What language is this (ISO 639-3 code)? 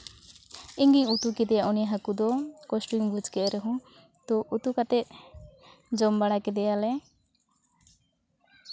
sat